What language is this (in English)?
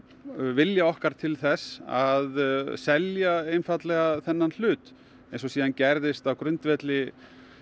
Icelandic